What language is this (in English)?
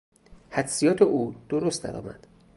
Persian